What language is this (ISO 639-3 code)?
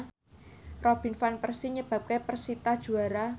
jav